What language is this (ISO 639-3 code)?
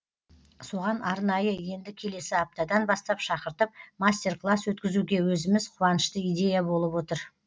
kaz